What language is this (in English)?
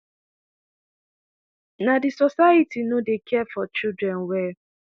Nigerian Pidgin